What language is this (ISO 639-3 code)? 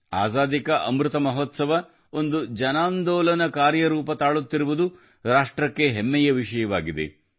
kan